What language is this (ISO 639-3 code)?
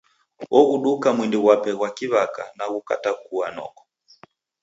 dav